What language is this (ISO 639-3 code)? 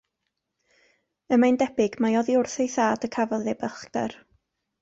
cym